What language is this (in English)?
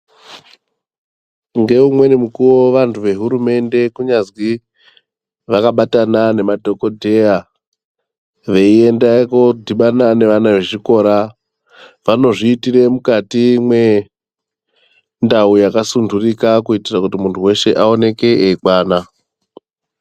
Ndau